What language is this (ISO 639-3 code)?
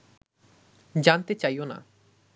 ben